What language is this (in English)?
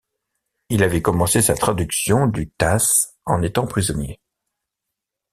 French